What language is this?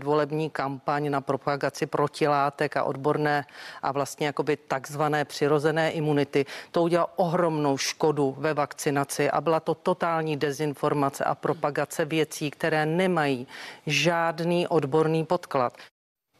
Czech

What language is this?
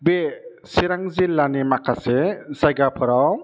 Bodo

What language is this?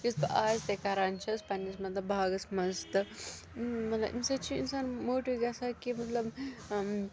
Kashmiri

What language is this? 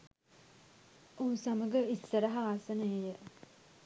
Sinhala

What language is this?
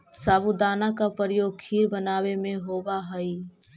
Magahi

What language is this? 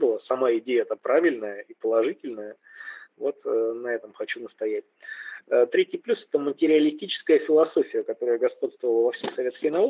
Russian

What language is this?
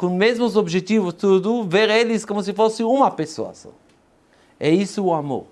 Portuguese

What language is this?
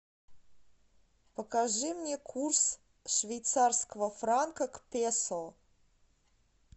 Russian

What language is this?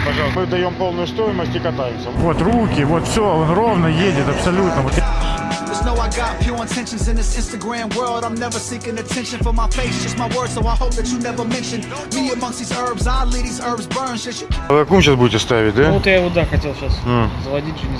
Russian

